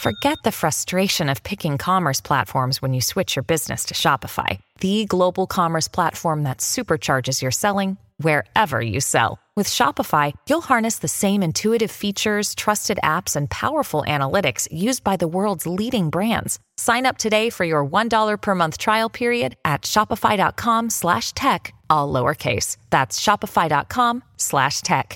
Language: Italian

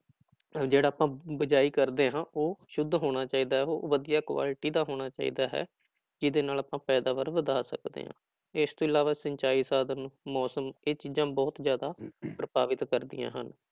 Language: Punjabi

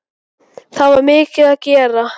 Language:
Icelandic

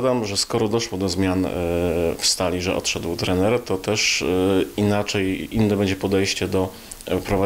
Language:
Polish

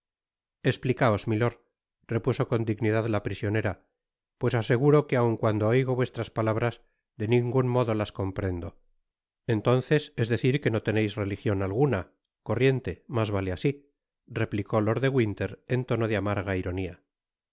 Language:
Spanish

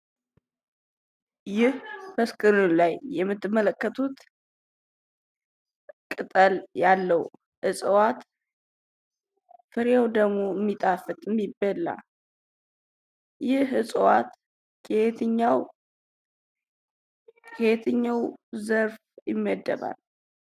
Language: Amharic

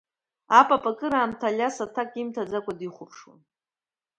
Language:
Abkhazian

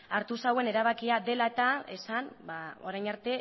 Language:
Basque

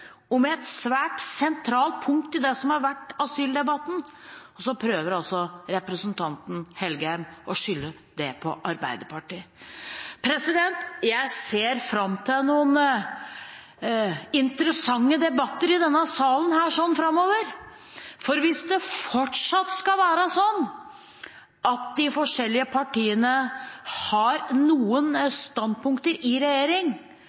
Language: Norwegian Bokmål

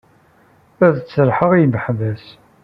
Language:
Kabyle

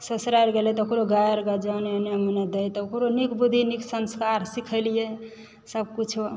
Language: Maithili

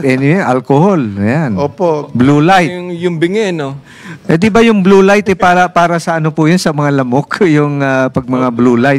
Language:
Filipino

